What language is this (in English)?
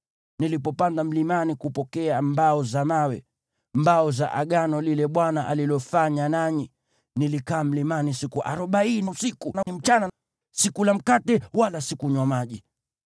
Swahili